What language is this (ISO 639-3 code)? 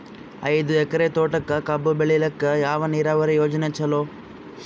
kan